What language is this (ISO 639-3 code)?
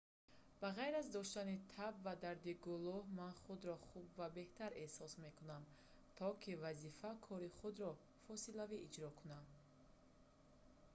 tgk